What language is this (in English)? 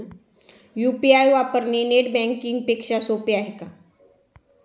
Marathi